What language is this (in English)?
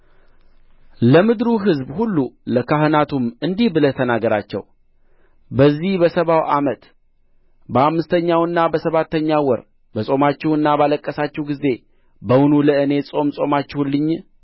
Amharic